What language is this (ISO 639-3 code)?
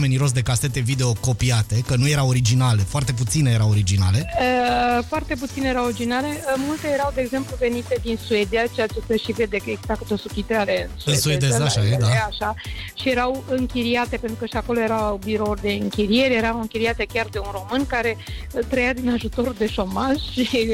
ron